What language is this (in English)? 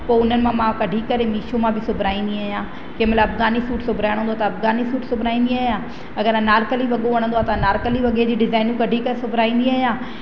Sindhi